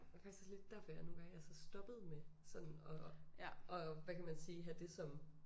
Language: Danish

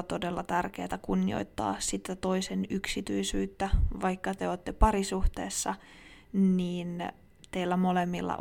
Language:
Finnish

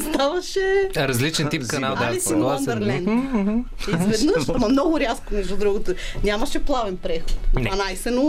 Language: Bulgarian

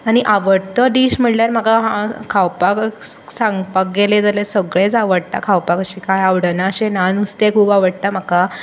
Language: Konkani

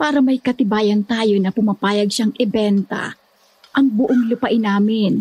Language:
Filipino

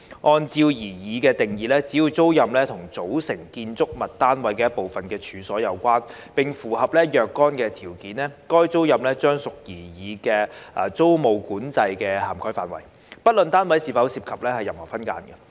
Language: Cantonese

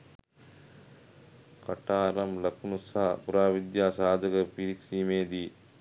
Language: Sinhala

